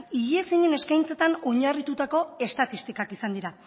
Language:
Basque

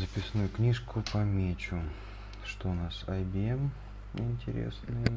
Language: Russian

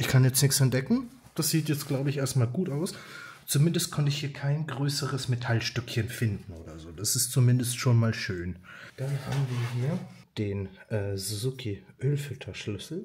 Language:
German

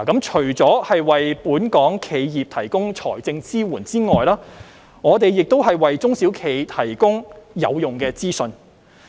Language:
Cantonese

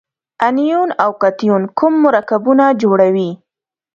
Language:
Pashto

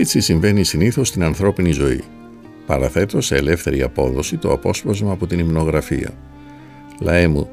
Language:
Greek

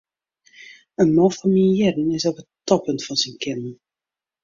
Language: Western Frisian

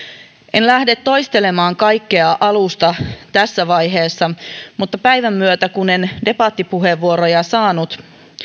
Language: Finnish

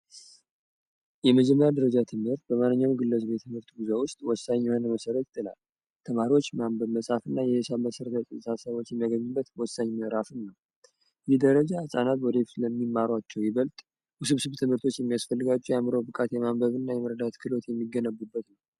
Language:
Amharic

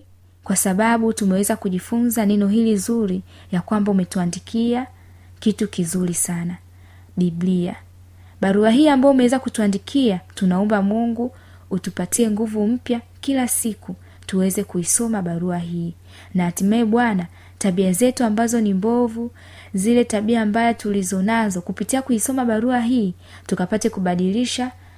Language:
Swahili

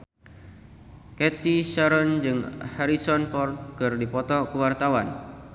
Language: Sundanese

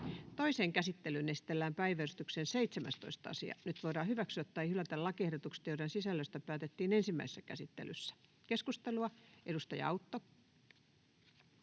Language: Finnish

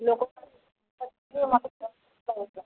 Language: Odia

